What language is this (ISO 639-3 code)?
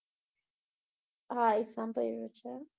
guj